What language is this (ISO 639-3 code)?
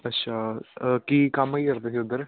pan